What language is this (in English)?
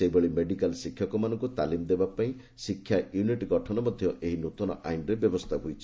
Odia